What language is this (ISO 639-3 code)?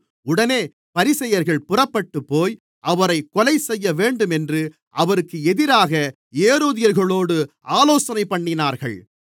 tam